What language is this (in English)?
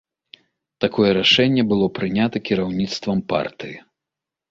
Belarusian